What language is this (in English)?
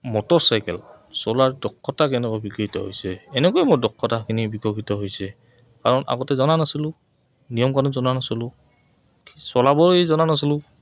Assamese